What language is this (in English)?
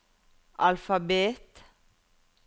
Norwegian